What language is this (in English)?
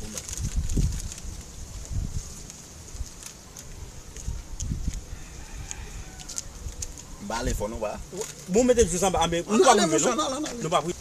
Romanian